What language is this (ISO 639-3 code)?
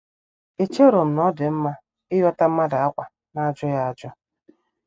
ibo